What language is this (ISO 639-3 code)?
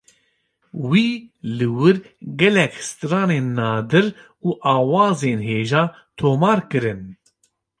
kur